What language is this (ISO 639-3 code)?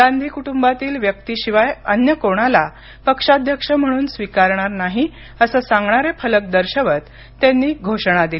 mar